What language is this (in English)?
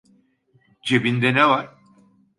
Turkish